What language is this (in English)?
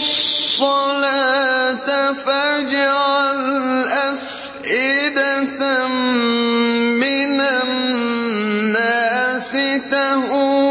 Arabic